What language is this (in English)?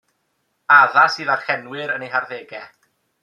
Welsh